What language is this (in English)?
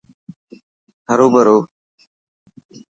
Dhatki